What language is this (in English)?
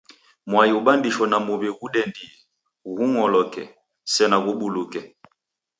Taita